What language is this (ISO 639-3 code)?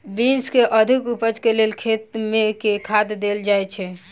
mai